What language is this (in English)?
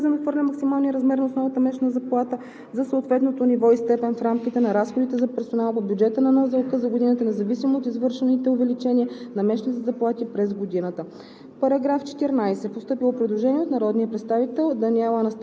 Bulgarian